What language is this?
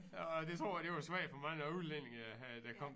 Danish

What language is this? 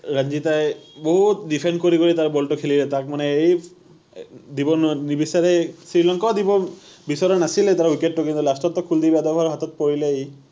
Assamese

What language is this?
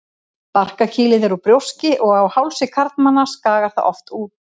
Icelandic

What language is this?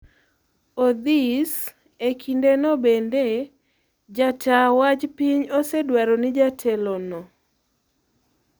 Luo (Kenya and Tanzania)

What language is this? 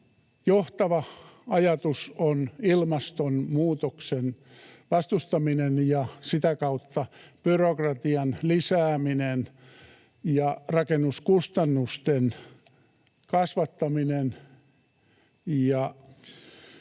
Finnish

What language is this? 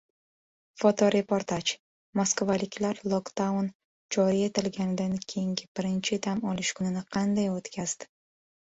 Uzbek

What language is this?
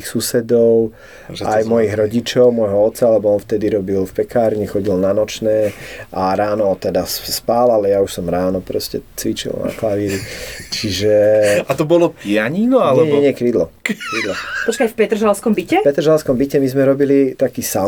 Slovak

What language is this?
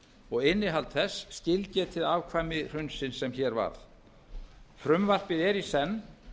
Icelandic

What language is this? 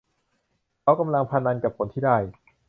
Thai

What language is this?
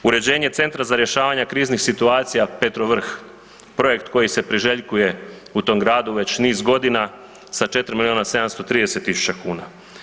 Croatian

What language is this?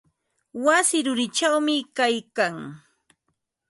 Ambo-Pasco Quechua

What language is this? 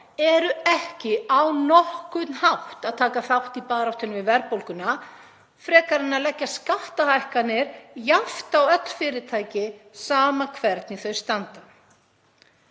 Icelandic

